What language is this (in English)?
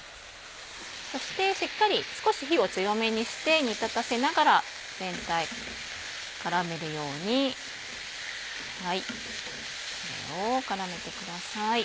Japanese